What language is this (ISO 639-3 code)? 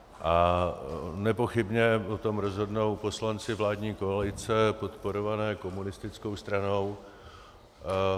ces